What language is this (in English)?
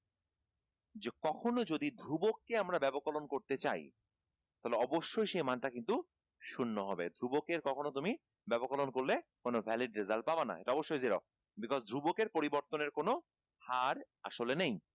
Bangla